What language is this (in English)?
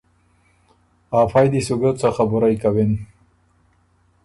Ormuri